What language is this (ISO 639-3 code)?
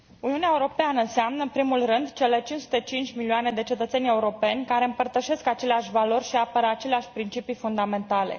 ron